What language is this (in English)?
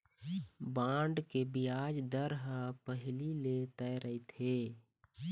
Chhattisgarhi